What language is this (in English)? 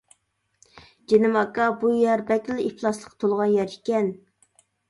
Uyghur